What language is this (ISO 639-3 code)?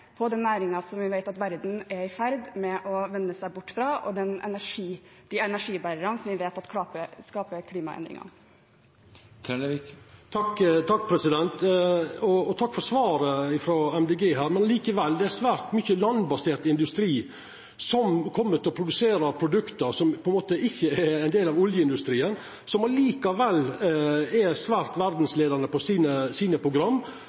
nor